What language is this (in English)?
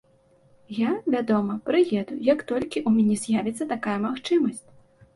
Belarusian